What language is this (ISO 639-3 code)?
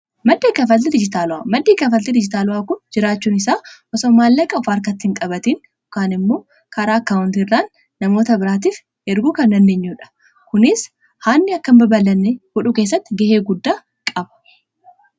orm